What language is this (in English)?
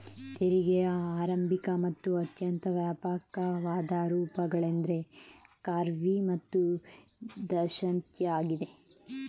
Kannada